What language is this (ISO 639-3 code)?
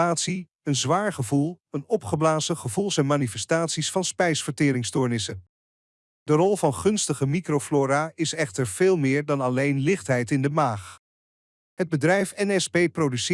nld